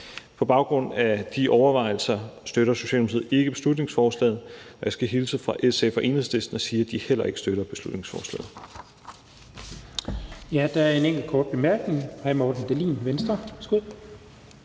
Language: Danish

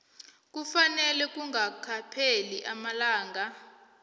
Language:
South Ndebele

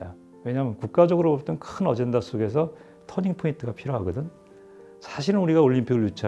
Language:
Korean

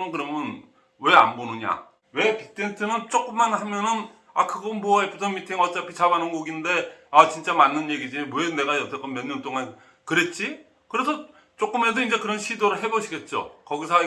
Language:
Korean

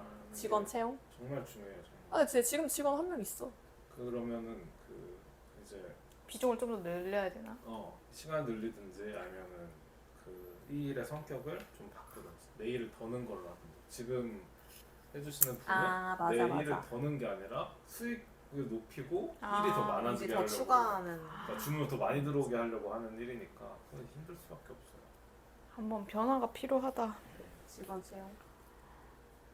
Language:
Korean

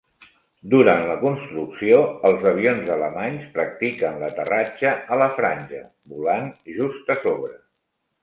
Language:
Catalan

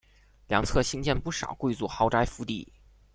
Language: Chinese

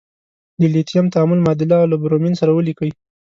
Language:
Pashto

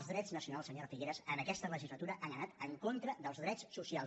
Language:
Catalan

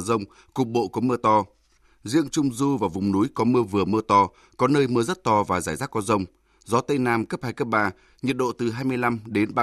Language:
Vietnamese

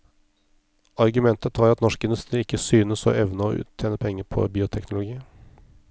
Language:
Norwegian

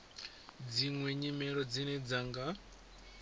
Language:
Venda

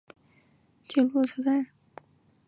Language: Chinese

